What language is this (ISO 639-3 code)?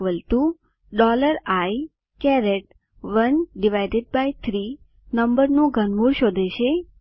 guj